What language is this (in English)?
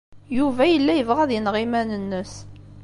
Kabyle